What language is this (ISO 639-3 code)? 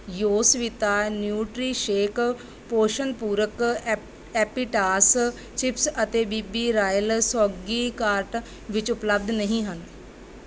pan